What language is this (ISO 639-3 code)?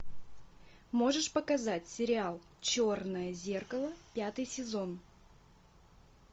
rus